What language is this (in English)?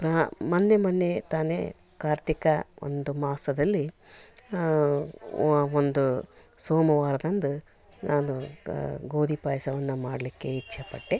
Kannada